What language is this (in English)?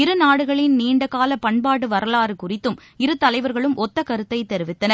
Tamil